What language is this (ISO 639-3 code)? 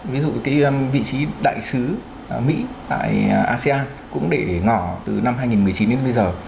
vie